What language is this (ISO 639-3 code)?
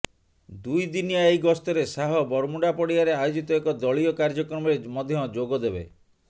ori